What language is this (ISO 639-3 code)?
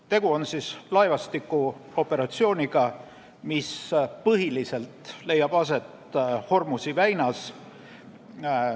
est